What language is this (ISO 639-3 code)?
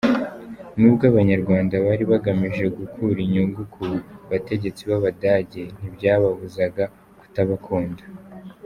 kin